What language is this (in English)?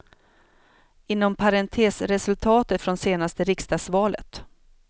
Swedish